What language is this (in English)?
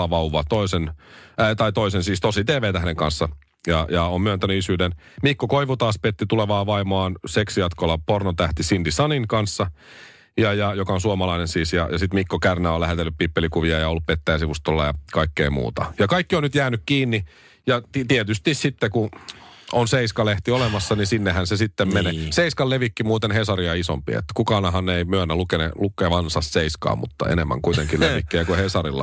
Finnish